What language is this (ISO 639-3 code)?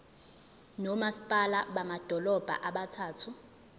zul